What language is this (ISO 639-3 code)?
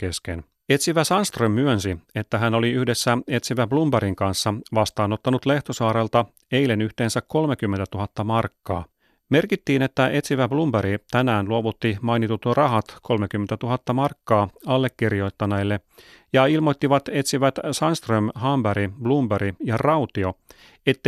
fin